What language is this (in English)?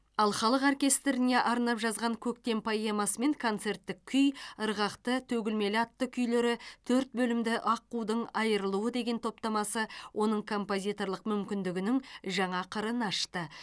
Kazakh